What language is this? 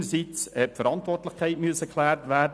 Swiss German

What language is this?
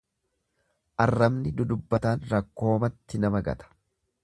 Oromo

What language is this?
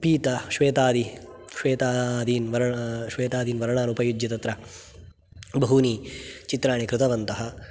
Sanskrit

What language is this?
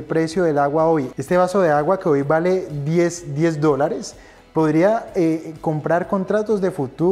Spanish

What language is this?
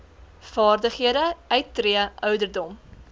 Afrikaans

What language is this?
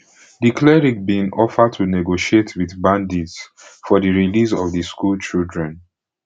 Nigerian Pidgin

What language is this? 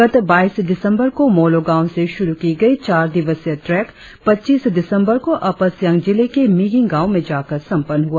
Hindi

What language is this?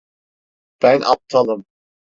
Turkish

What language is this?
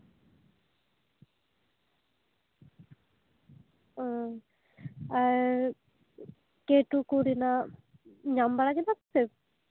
Santali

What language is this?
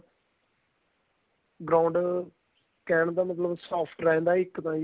Punjabi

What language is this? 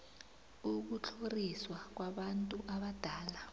South Ndebele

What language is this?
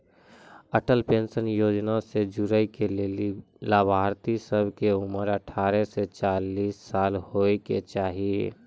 Maithili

